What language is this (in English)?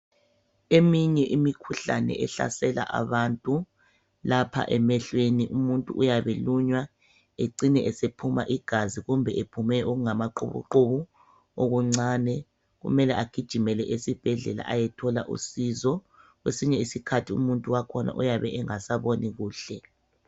North Ndebele